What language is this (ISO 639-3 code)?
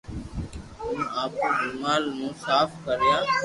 lrk